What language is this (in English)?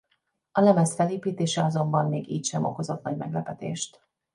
Hungarian